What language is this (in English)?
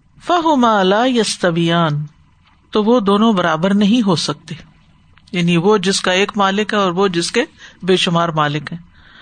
Urdu